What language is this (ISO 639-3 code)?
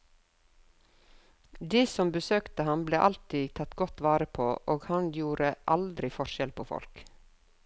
nor